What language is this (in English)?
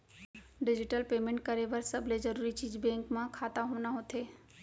Chhattisgarhi